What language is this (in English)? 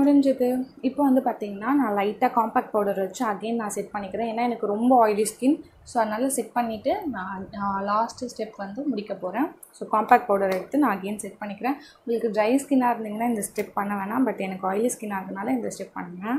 Hindi